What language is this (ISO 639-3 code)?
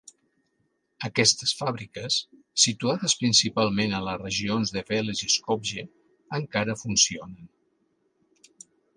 cat